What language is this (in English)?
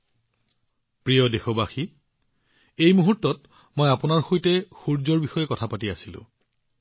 Assamese